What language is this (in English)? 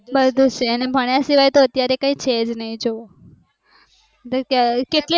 Gujarati